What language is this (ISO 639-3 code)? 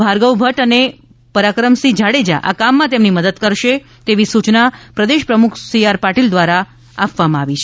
guj